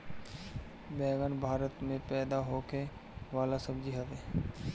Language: Bhojpuri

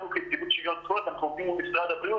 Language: Hebrew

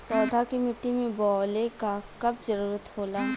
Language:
Bhojpuri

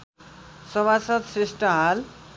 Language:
Nepali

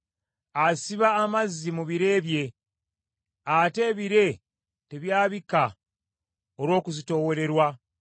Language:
Ganda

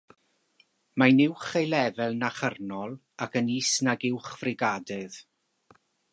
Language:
Welsh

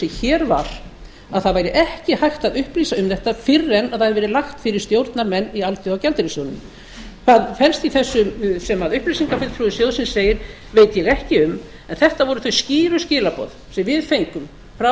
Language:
Icelandic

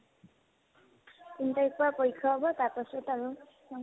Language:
Assamese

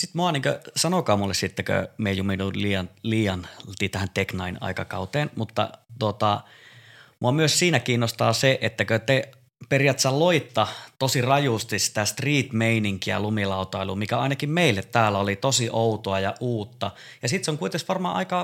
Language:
Finnish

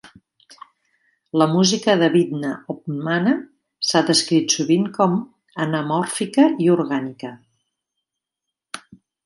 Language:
Catalan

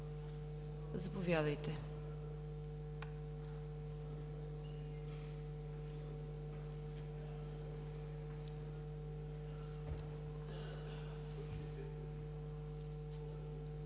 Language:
Bulgarian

